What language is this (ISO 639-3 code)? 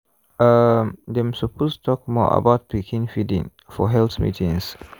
pcm